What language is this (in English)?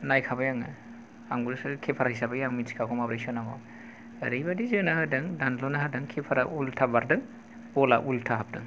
Bodo